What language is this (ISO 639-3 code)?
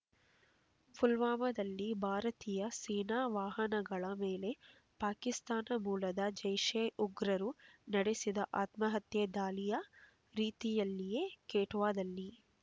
kan